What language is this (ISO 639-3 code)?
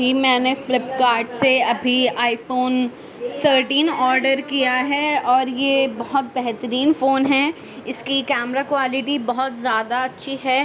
urd